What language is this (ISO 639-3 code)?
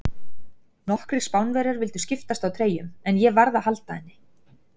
isl